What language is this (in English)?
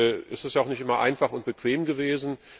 German